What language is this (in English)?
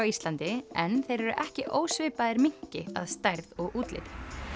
Icelandic